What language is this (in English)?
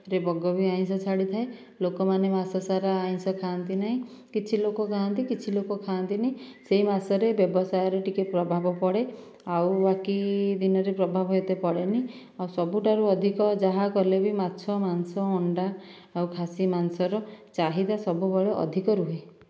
Odia